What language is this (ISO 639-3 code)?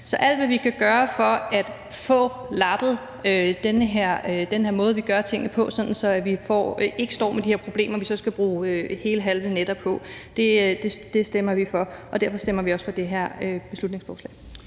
dan